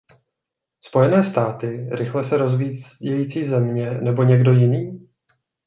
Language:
Czech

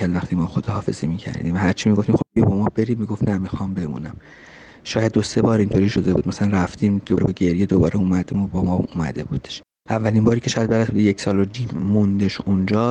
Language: Persian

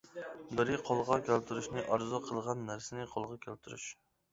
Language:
Uyghur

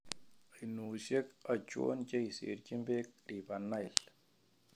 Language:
Kalenjin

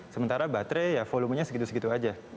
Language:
Indonesian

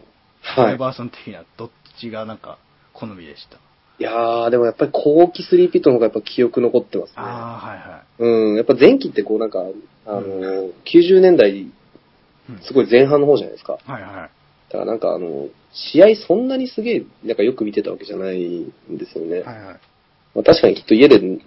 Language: Japanese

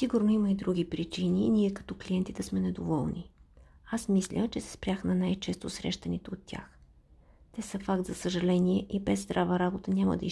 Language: Bulgarian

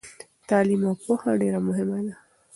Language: Pashto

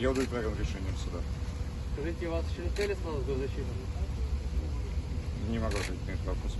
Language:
Russian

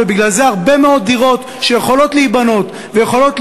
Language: Hebrew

